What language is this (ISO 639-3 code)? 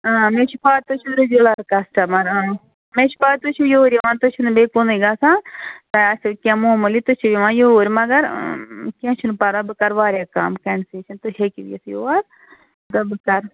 kas